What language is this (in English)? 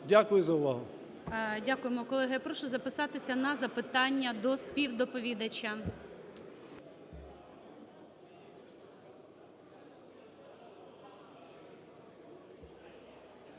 Ukrainian